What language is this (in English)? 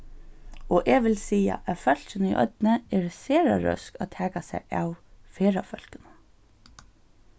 Faroese